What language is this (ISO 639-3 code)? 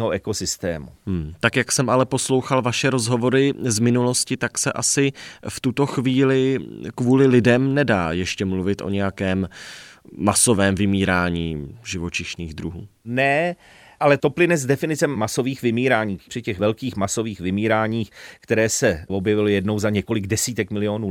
ces